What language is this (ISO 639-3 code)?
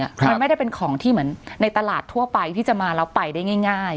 tha